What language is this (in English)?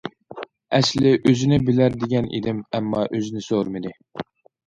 Uyghur